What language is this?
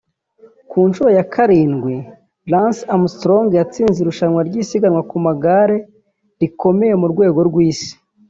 Kinyarwanda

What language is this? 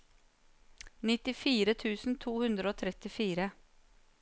Norwegian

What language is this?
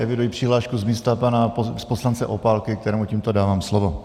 Czech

